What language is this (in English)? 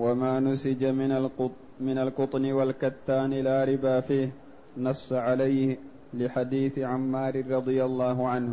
Arabic